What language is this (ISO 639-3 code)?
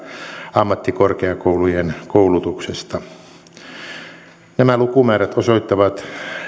fin